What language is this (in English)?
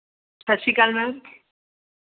Punjabi